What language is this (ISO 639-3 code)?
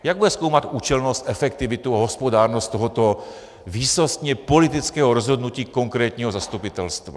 ces